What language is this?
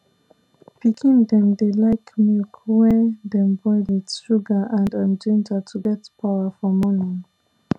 Nigerian Pidgin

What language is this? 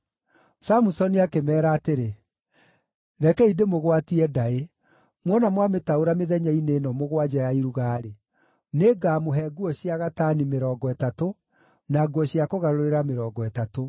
Kikuyu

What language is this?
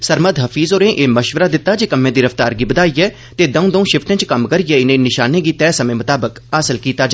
Dogri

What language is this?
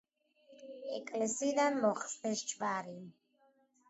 Georgian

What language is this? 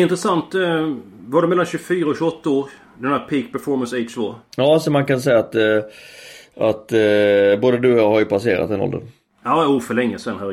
Swedish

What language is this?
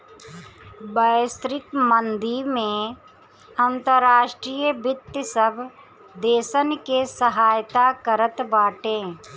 Bhojpuri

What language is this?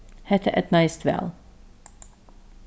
Faroese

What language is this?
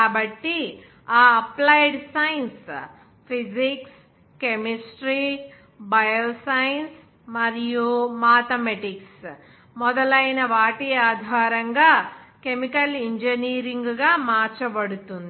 Telugu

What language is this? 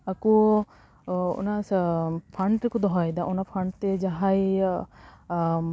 Santali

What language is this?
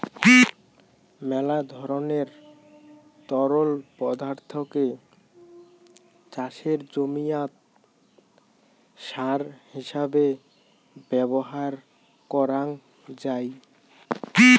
Bangla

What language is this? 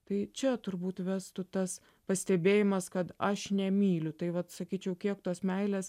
Lithuanian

